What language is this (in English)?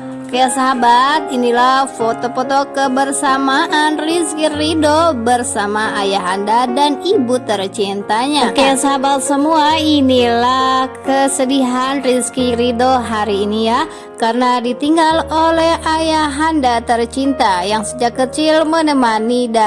Indonesian